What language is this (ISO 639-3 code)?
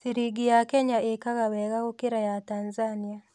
kik